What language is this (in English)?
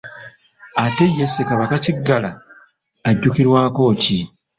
Ganda